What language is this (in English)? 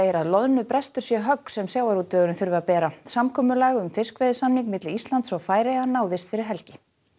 Icelandic